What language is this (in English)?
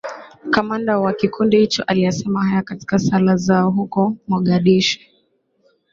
Swahili